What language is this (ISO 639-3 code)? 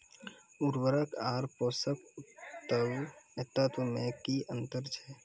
mai